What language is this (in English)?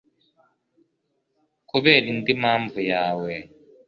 Kinyarwanda